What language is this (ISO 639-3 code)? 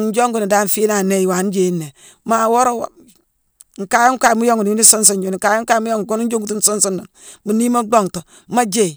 msw